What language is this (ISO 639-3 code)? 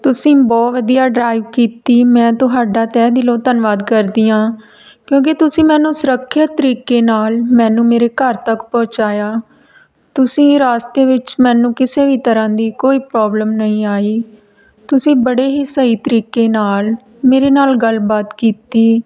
pan